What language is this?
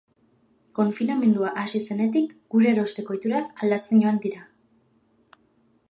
Basque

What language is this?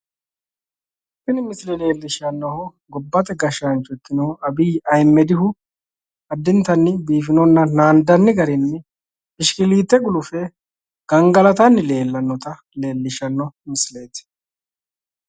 Sidamo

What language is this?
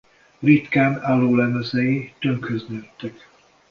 Hungarian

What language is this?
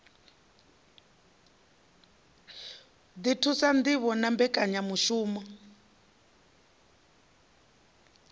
Venda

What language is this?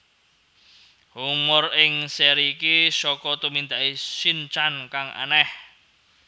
Javanese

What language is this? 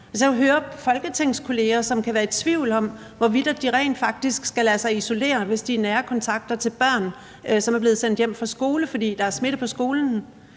Danish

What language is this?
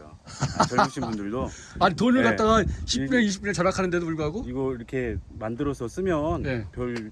Korean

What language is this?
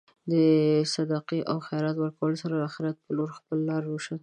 Pashto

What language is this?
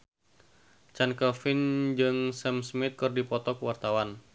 Sundanese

